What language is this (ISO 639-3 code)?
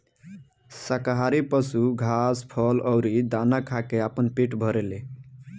bho